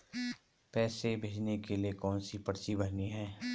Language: Hindi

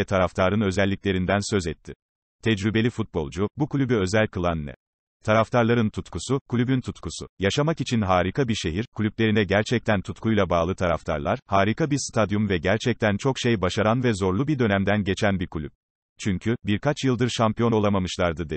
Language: Turkish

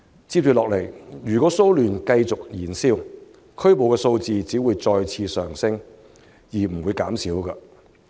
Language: Cantonese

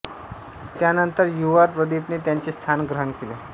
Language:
Marathi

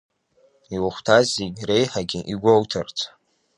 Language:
Abkhazian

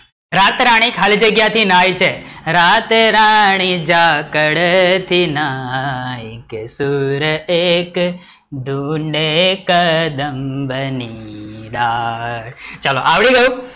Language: Gujarati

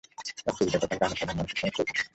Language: Bangla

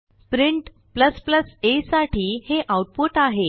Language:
Marathi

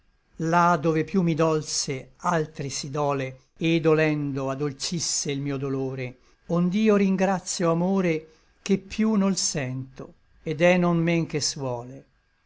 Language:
Italian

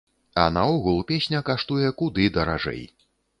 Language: Belarusian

